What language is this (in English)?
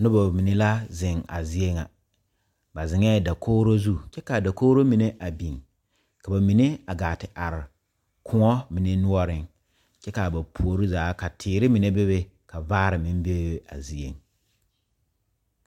Southern Dagaare